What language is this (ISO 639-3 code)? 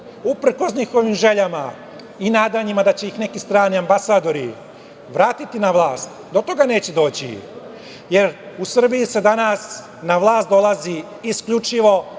srp